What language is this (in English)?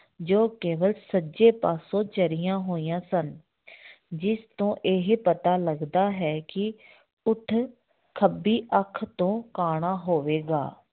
Punjabi